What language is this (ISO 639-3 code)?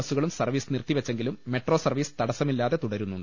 mal